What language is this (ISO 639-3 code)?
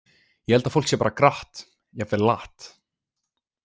isl